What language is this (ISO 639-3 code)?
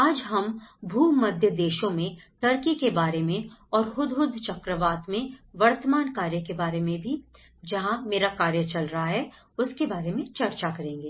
hin